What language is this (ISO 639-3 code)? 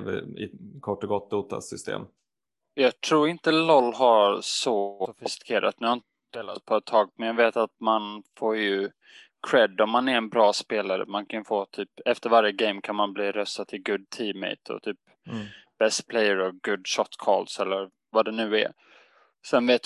swe